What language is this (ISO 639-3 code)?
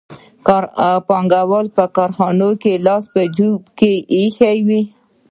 pus